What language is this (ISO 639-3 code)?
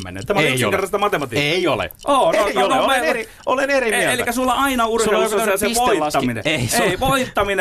fin